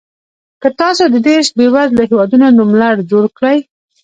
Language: Pashto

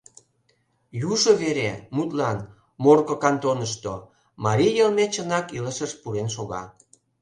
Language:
Mari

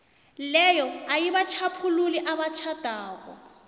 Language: South Ndebele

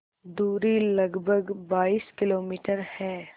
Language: Hindi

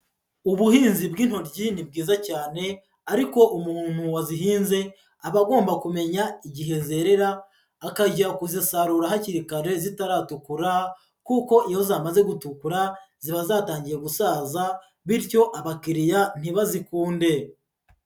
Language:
Kinyarwanda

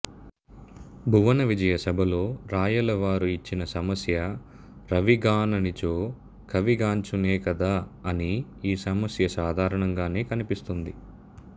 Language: Telugu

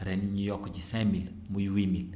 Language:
Wolof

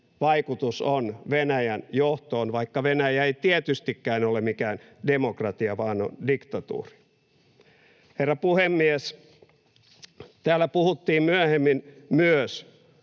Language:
Finnish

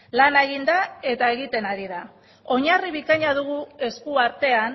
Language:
Basque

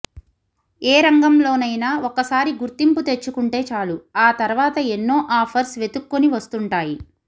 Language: Telugu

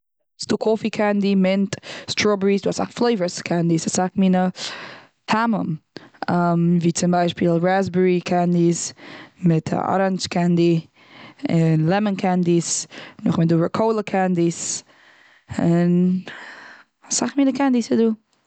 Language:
Yiddish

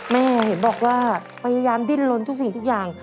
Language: Thai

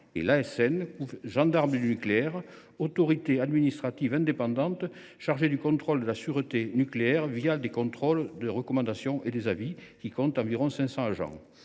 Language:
French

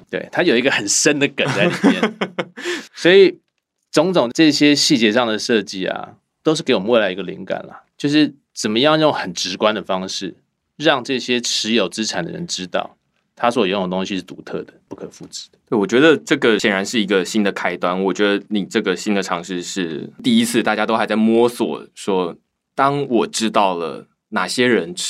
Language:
Chinese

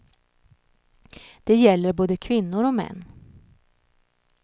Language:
Swedish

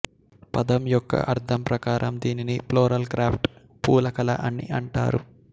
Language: Telugu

